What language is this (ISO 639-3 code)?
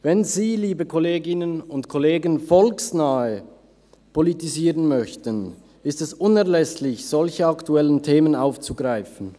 gsw